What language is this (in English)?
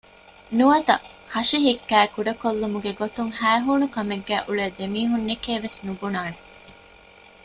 Divehi